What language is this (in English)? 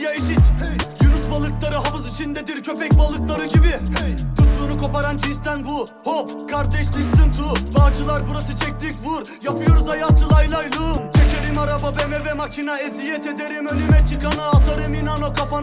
Turkish